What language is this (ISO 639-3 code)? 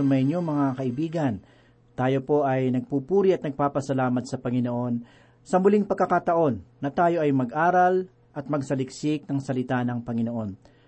fil